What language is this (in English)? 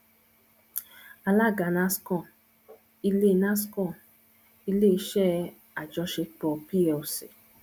Yoruba